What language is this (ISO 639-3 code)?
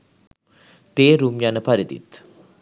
sin